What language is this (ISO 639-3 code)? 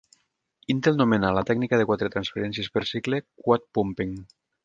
cat